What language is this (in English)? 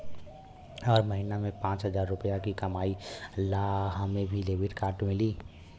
Bhojpuri